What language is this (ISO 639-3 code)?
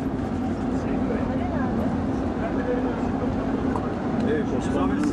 tur